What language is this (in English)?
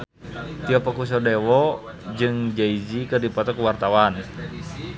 Sundanese